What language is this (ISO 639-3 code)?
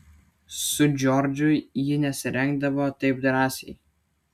lit